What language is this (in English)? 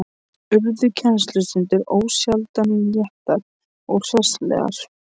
Icelandic